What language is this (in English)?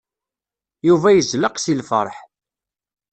Kabyle